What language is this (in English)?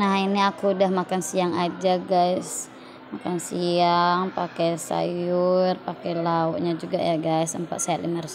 Indonesian